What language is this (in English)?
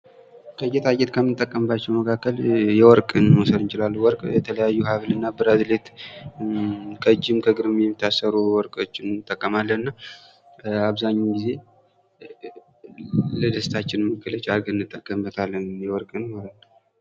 Amharic